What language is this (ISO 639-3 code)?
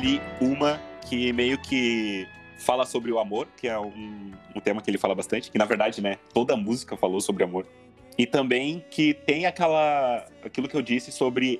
por